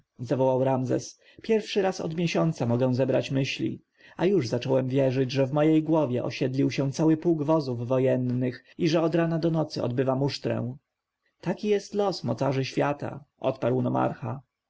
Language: Polish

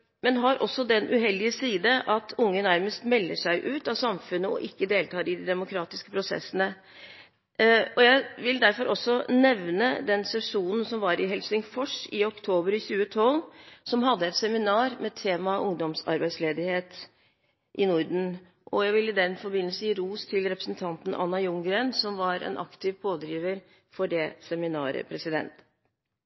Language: Norwegian Bokmål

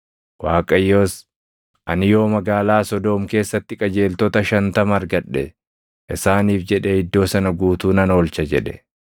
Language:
Oromo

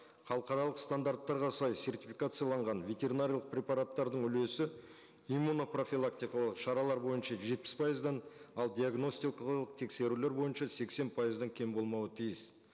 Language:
Kazakh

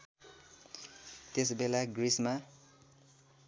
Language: Nepali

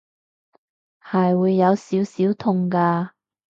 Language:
Cantonese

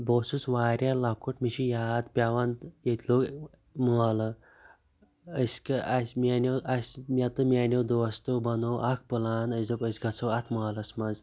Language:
Kashmiri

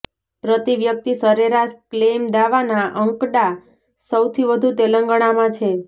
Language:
Gujarati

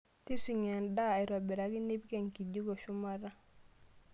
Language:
Masai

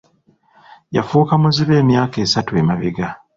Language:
Ganda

